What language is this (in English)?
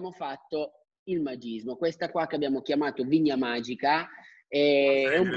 Italian